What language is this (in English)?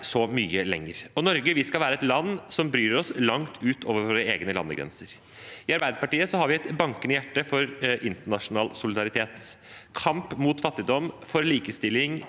Norwegian